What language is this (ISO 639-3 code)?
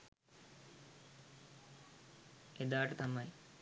sin